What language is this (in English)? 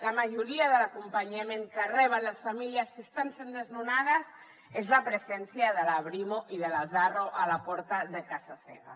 Catalan